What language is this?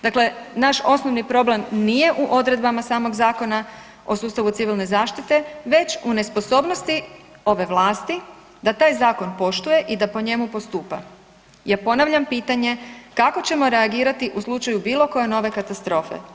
Croatian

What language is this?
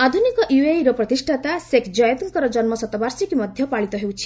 Odia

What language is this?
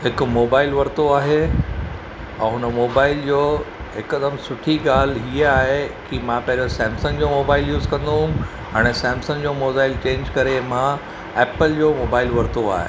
Sindhi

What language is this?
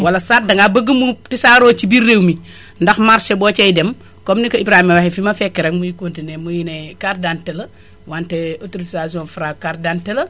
Wolof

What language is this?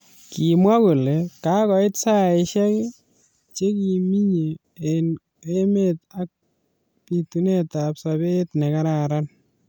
Kalenjin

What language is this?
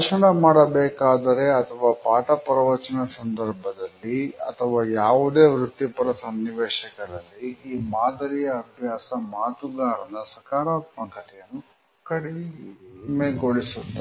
Kannada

